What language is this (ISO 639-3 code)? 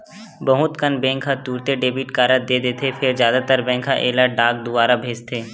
hne